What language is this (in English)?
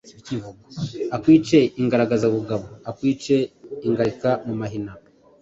Kinyarwanda